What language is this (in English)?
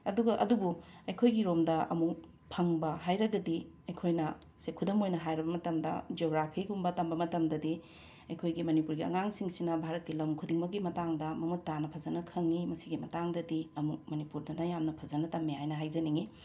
Manipuri